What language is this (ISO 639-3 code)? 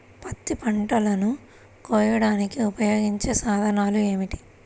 tel